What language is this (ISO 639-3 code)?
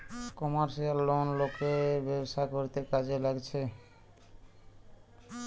ben